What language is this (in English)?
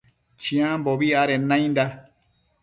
Matsés